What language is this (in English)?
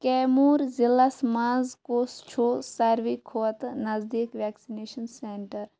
Kashmiri